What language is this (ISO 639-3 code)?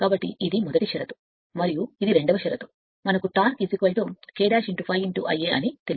tel